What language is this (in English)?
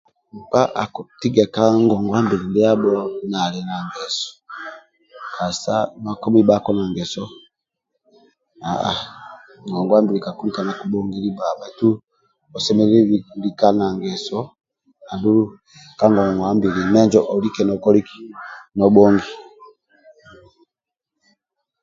Amba (Uganda)